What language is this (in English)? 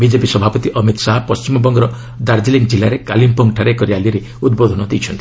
Odia